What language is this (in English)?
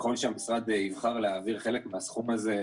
Hebrew